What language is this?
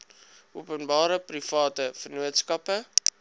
Afrikaans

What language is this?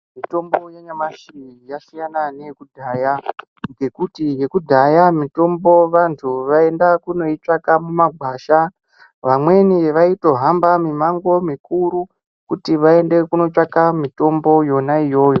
Ndau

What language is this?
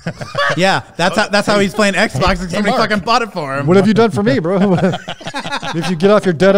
English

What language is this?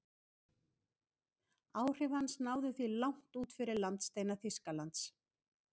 Icelandic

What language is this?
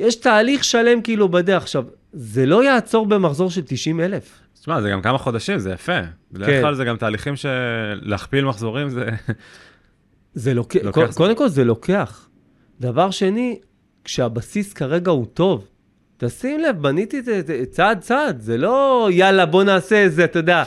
Hebrew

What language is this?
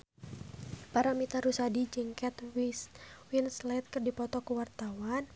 Sundanese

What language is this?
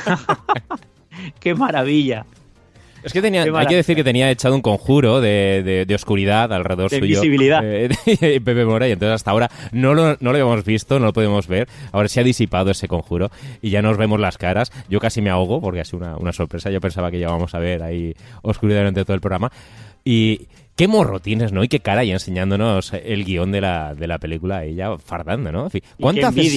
Spanish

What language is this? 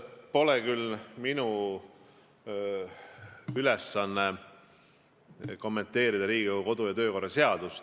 Estonian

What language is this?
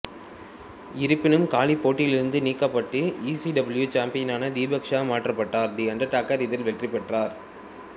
Tamil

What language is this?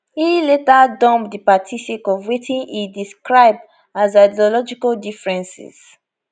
Nigerian Pidgin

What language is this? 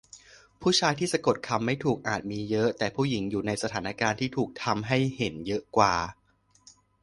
Thai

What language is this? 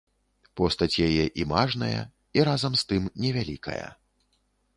Belarusian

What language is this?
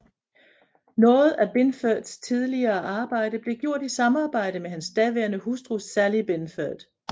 Danish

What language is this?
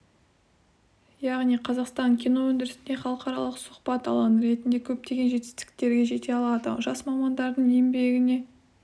Kazakh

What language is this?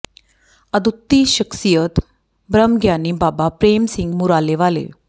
Punjabi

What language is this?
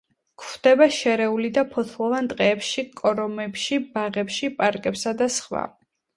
Georgian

